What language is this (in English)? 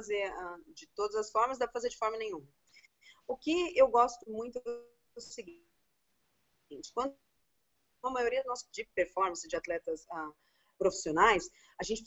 Portuguese